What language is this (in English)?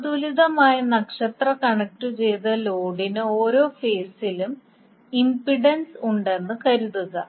Malayalam